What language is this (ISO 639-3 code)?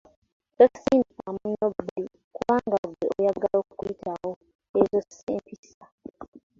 lug